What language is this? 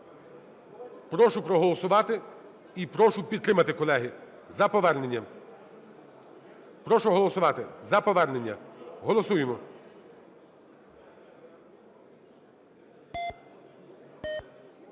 Ukrainian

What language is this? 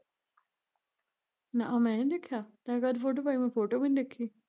Punjabi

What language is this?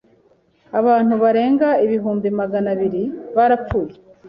Kinyarwanda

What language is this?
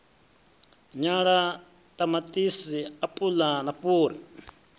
Venda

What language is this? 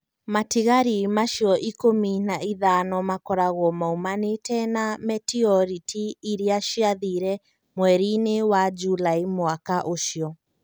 Kikuyu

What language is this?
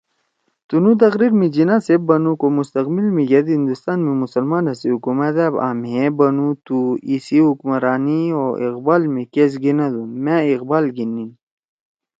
Torwali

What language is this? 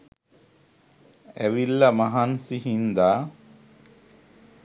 Sinhala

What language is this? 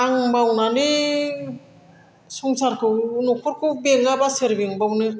Bodo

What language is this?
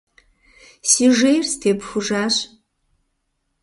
Kabardian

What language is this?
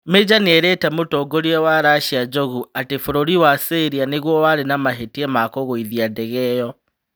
Kikuyu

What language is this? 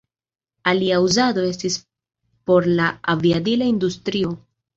Esperanto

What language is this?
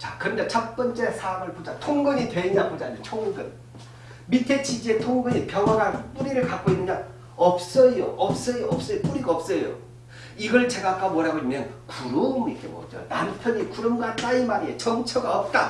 Korean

